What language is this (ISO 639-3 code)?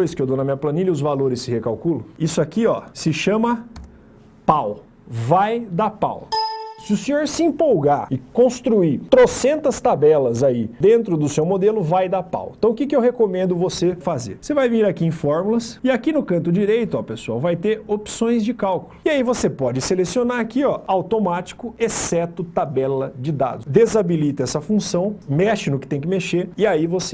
por